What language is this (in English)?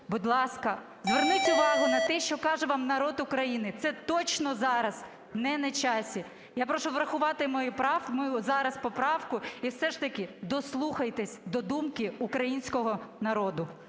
Ukrainian